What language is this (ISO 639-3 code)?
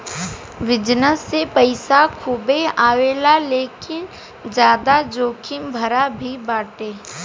bho